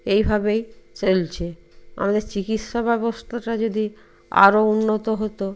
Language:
Bangla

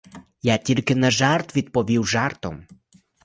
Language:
Ukrainian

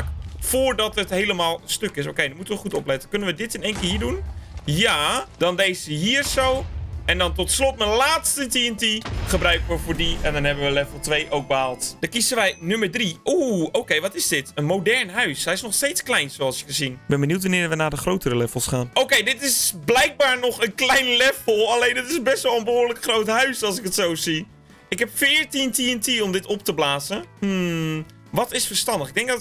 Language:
Dutch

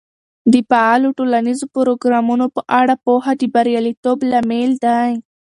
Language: Pashto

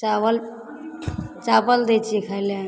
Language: Maithili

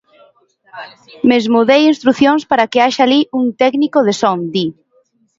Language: Galician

